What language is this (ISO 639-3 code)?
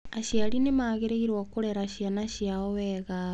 kik